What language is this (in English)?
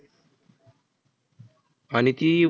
Marathi